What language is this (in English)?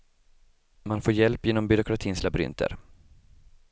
Swedish